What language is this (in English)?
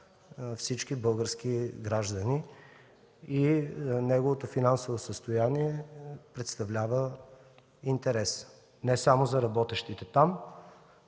Bulgarian